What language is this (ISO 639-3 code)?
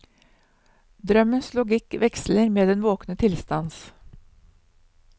nor